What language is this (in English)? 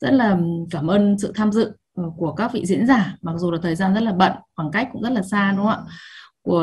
Vietnamese